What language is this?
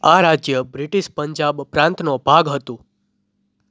Gujarati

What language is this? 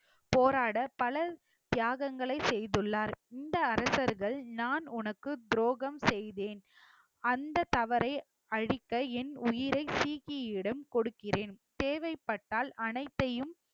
Tamil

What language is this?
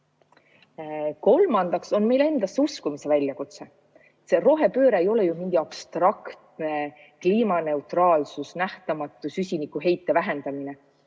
Estonian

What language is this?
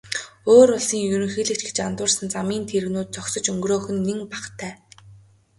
Mongolian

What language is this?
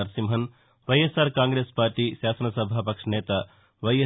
Telugu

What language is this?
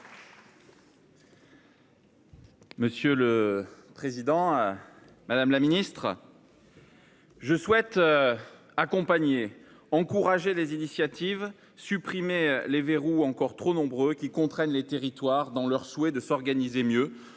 French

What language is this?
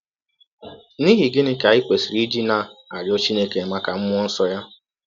Igbo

